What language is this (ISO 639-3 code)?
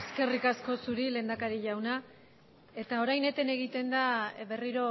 eus